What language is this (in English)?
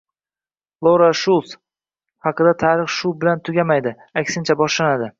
Uzbek